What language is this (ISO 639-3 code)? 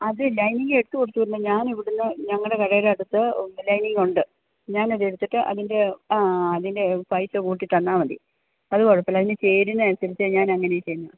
mal